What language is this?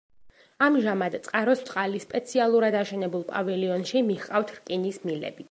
Georgian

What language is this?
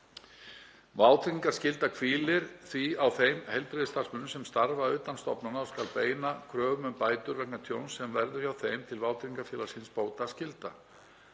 Icelandic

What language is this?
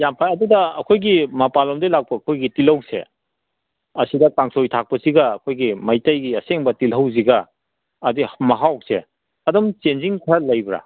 Manipuri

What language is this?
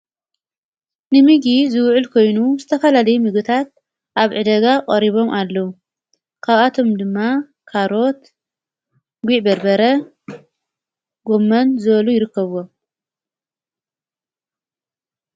Tigrinya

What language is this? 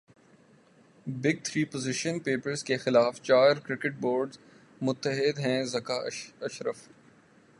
Urdu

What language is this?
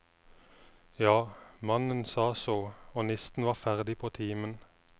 Norwegian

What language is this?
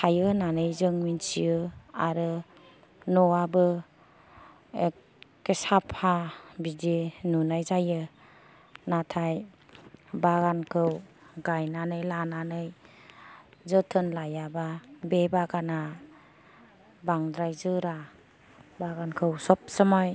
Bodo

